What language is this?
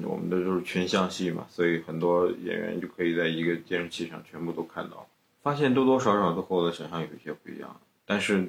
Chinese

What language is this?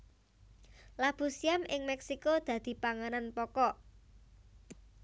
Javanese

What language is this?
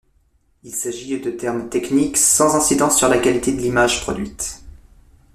French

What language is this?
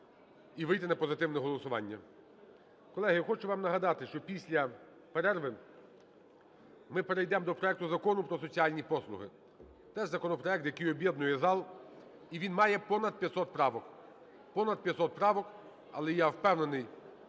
Ukrainian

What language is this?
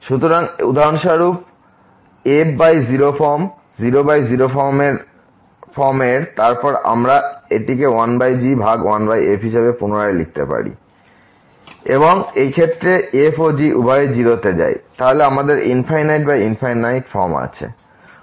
Bangla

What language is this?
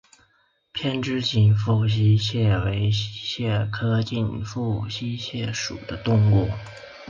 Chinese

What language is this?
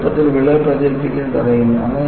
Malayalam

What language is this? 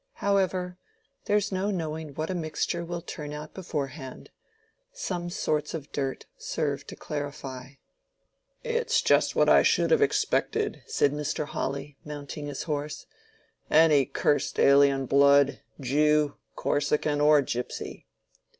English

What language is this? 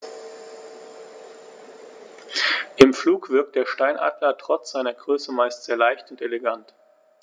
German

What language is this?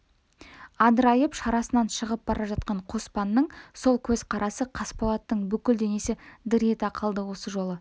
Kazakh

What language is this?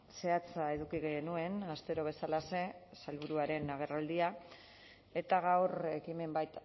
Basque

